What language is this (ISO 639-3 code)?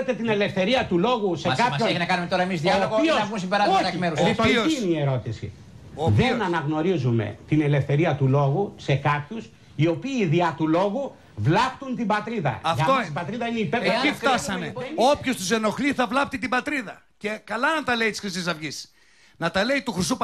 ell